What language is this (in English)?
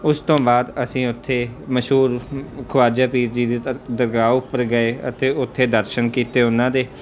Punjabi